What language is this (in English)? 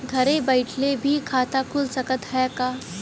Bhojpuri